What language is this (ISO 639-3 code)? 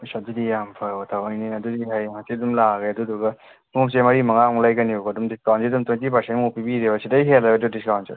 mni